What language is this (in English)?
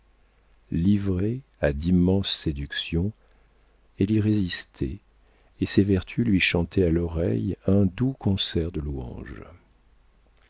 French